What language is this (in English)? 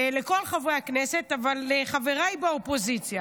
Hebrew